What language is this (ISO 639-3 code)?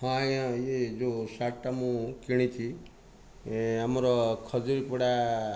ori